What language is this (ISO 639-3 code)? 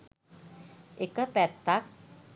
sin